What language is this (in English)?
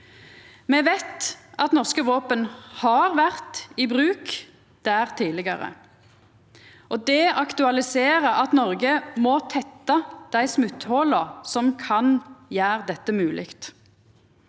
Norwegian